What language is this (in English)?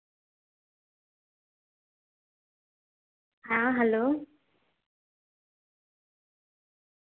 Santali